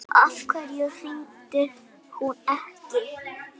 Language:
Icelandic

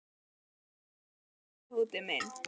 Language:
Icelandic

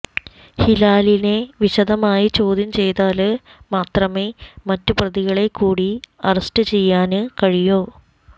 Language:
Malayalam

